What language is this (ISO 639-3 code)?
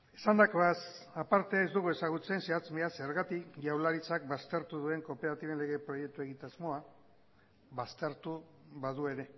eus